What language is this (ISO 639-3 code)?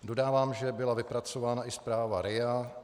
ces